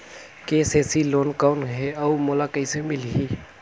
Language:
Chhattisgarhi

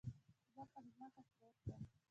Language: Pashto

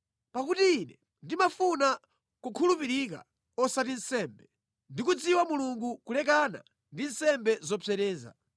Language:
Nyanja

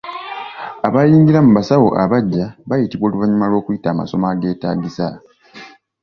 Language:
Ganda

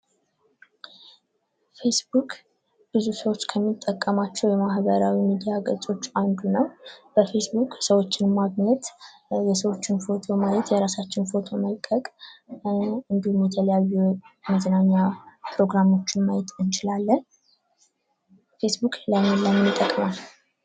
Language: Amharic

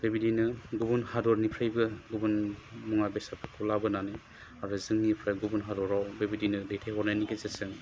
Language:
Bodo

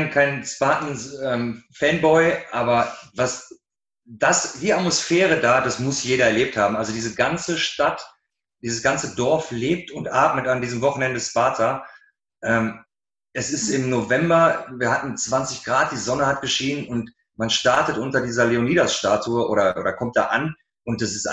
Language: German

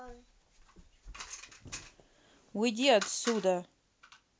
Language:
Russian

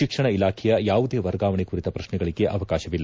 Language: Kannada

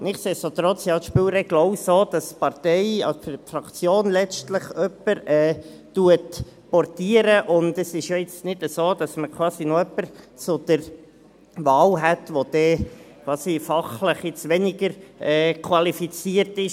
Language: Swiss German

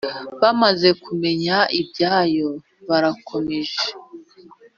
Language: Kinyarwanda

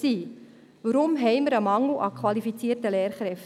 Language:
Swiss German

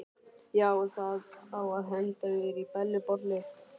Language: Icelandic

